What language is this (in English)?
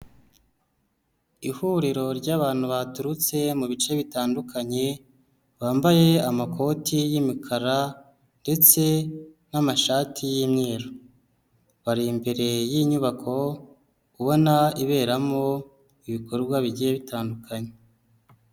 Kinyarwanda